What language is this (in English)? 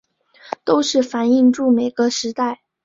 Chinese